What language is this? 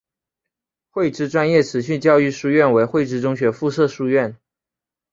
Chinese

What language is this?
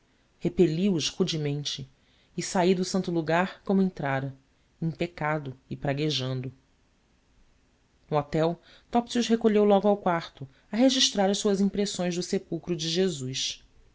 Portuguese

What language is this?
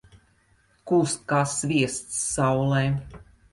Latvian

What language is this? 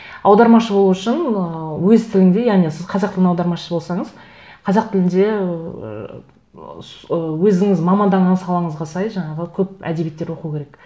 Kazakh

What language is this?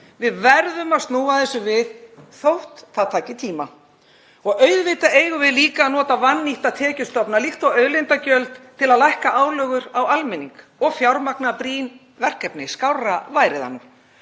Icelandic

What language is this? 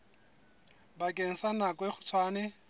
Southern Sotho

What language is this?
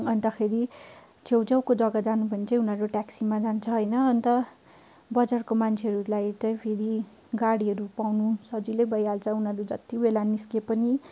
Nepali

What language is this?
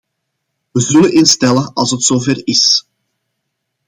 Dutch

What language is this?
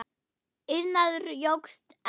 Icelandic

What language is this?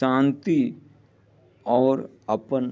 Maithili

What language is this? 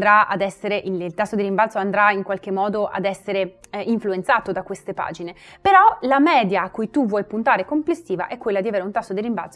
Italian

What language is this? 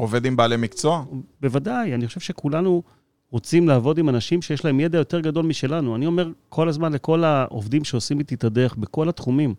Hebrew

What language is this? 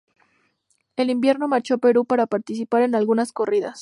Spanish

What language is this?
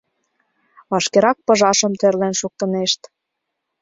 Mari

